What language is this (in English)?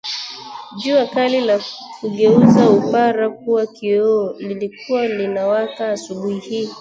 Swahili